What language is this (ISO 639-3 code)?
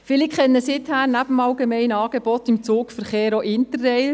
gsw